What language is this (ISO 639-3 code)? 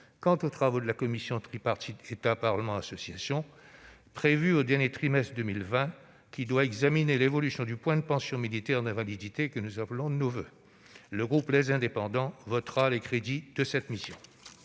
fra